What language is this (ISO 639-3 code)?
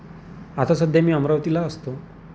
mar